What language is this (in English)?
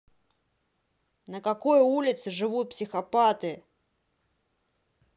Russian